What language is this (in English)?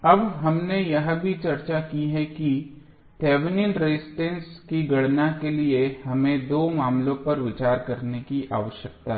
Hindi